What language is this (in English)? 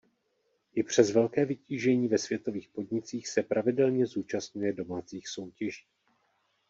Czech